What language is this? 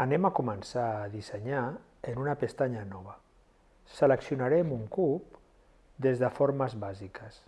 Catalan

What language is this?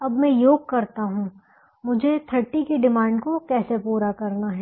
Hindi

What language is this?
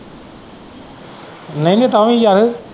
Punjabi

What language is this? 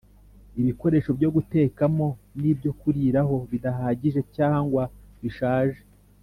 Kinyarwanda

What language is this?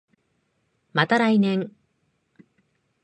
Japanese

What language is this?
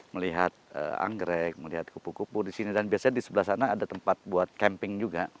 Indonesian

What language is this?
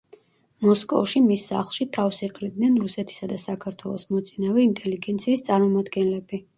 Georgian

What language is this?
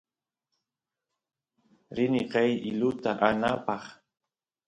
Santiago del Estero Quichua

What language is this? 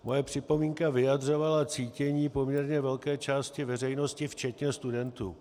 Czech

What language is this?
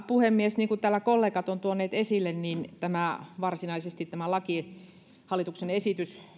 Finnish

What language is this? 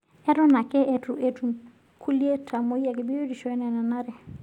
Masai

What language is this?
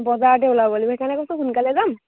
Assamese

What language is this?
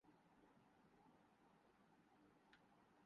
Urdu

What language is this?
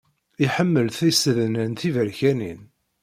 Kabyle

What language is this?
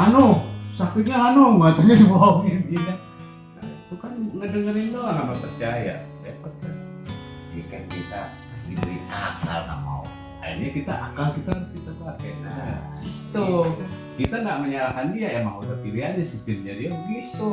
Indonesian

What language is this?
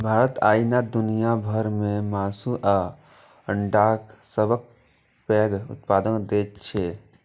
Maithili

